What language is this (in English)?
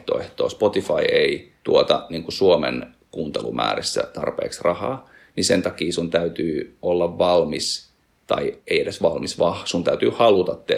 Finnish